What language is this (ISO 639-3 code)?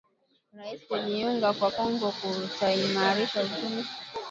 swa